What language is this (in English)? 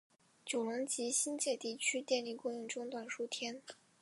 Chinese